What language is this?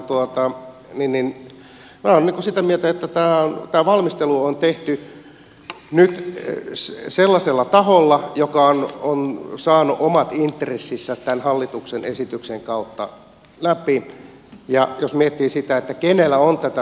Finnish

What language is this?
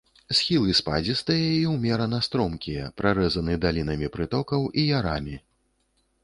Belarusian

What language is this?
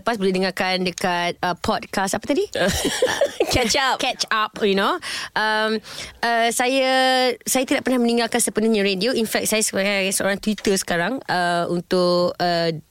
Malay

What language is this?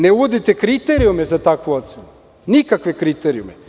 Serbian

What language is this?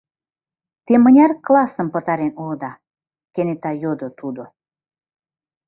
Mari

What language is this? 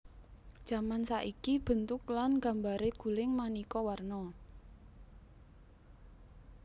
Javanese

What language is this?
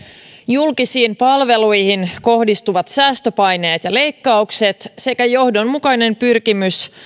Finnish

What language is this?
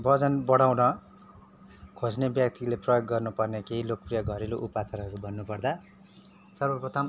Nepali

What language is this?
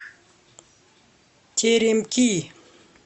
Russian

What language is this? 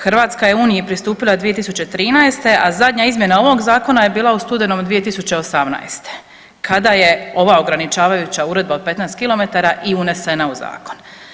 Croatian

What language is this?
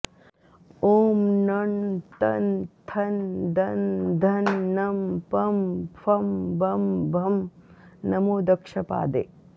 Sanskrit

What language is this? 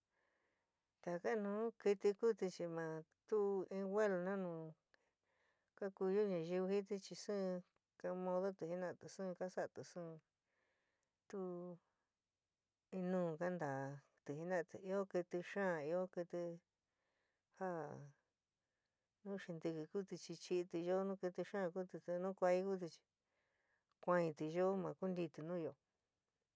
San Miguel El Grande Mixtec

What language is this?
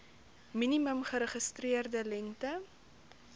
Afrikaans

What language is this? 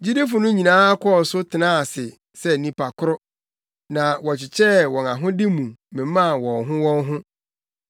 Akan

